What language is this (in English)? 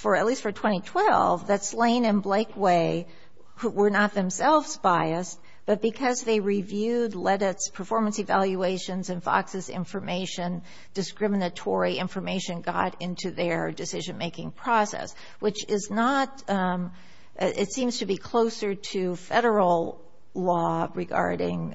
English